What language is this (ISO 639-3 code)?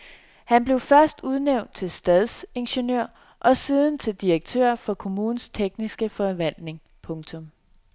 dan